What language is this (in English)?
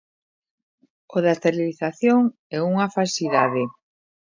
Galician